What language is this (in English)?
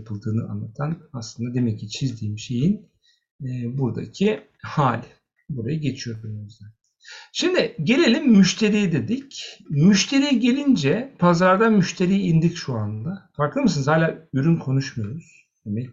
Turkish